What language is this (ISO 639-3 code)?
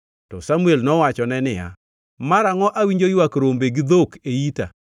luo